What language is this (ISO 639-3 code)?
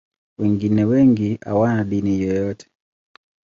swa